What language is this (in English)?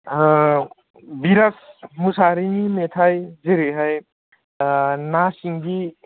Bodo